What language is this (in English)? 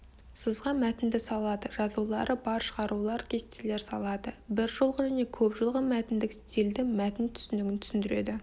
Kazakh